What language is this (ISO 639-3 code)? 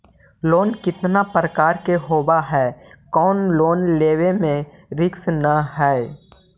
mag